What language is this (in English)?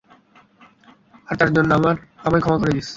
Bangla